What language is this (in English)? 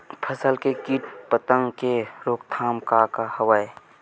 Chhattisgarhi